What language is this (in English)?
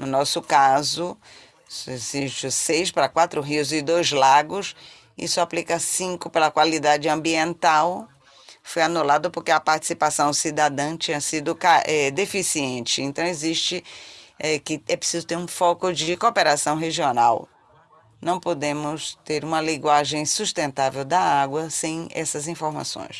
Portuguese